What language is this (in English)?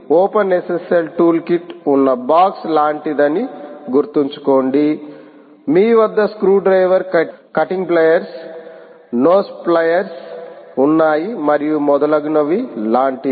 Telugu